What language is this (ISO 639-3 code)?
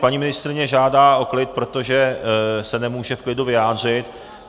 ces